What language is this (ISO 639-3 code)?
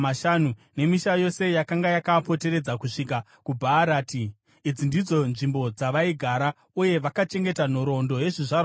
sna